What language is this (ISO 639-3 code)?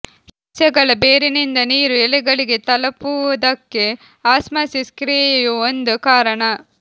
kan